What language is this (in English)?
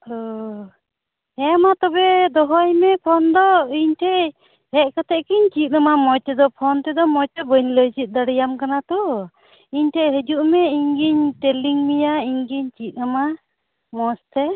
Santali